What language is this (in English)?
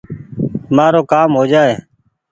Goaria